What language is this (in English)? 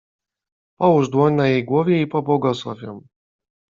Polish